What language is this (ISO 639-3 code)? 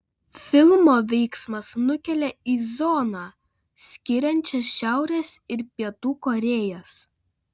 lit